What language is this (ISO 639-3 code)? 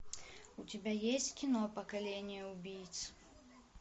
rus